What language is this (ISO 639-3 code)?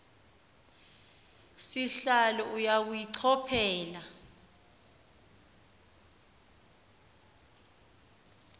xho